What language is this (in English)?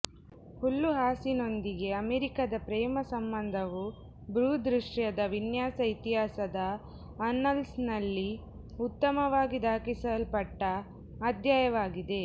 Kannada